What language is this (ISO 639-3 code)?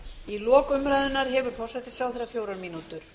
isl